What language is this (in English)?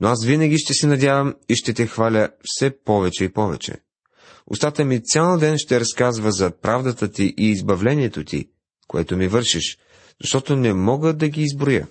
Bulgarian